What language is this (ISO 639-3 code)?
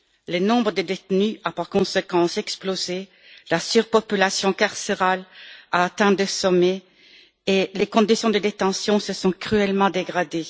fra